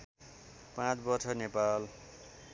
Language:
Nepali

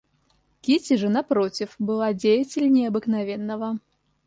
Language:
Russian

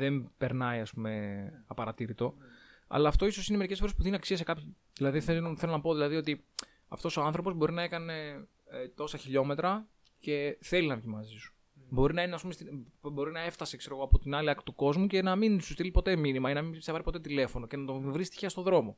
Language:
Greek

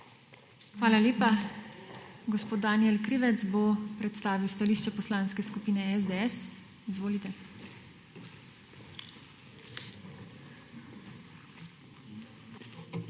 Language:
Slovenian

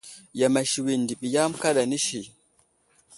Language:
Wuzlam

